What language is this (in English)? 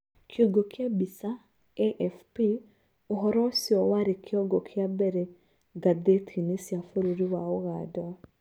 Kikuyu